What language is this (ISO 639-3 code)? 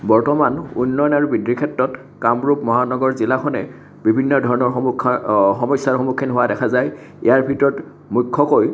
asm